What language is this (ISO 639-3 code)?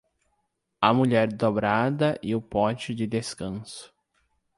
por